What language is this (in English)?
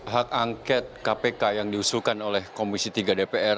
Indonesian